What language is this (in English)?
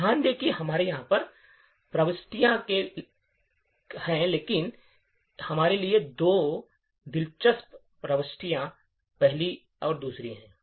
Hindi